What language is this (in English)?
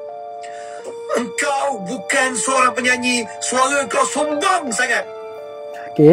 Malay